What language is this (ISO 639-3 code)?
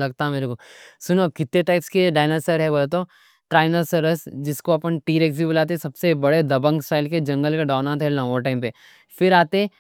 dcc